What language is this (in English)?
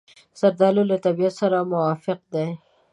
Pashto